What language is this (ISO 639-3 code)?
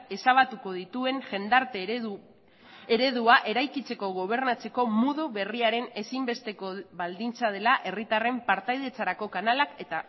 eus